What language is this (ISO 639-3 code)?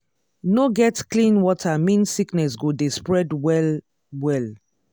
pcm